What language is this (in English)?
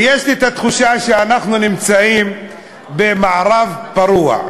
Hebrew